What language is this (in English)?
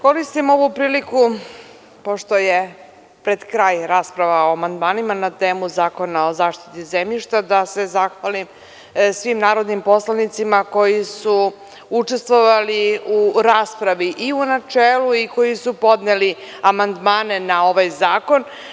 Serbian